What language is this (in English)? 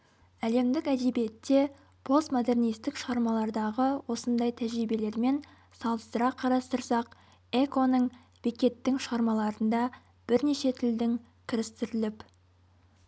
Kazakh